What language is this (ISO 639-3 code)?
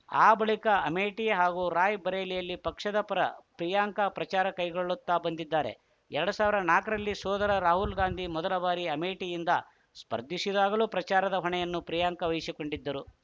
kan